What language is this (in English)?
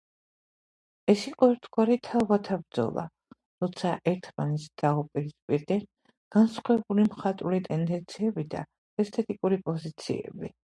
Georgian